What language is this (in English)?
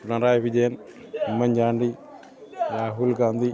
Malayalam